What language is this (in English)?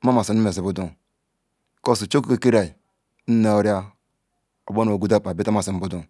Ikwere